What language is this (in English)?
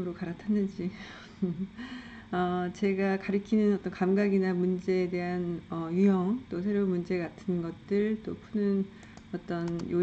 Korean